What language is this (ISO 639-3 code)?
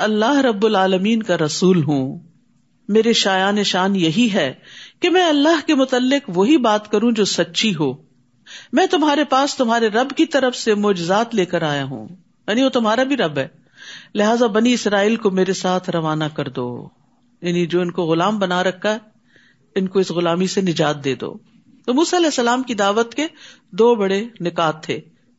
urd